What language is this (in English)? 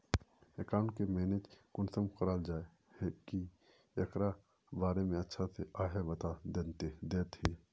Magahi